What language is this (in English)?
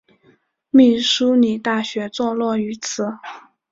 Chinese